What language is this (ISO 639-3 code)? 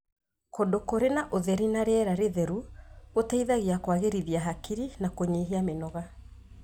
kik